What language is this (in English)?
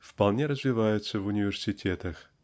Russian